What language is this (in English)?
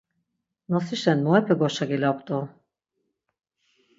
Laz